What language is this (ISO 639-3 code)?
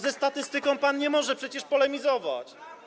pol